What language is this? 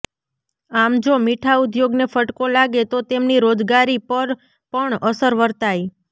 Gujarati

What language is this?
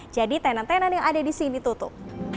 Indonesian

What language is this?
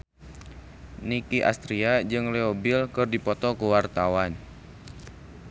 Sundanese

